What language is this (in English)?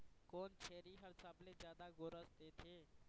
Chhattisgarhi